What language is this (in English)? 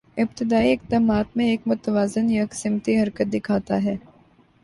Urdu